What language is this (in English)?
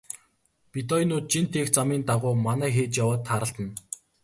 Mongolian